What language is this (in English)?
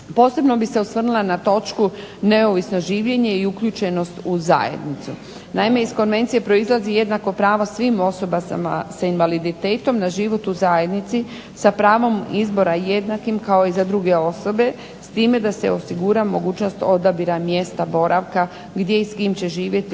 Croatian